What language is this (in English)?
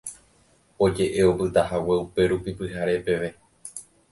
Guarani